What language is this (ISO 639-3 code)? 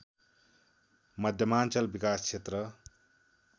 nep